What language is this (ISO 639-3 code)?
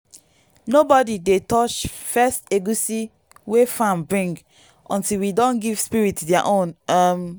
pcm